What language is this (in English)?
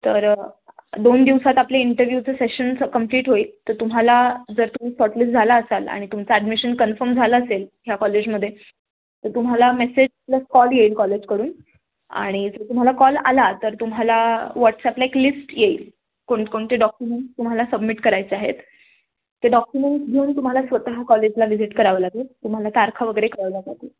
Marathi